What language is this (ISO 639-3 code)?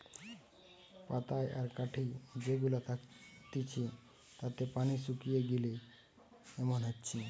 ben